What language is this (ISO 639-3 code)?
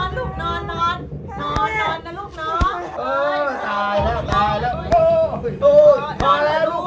tha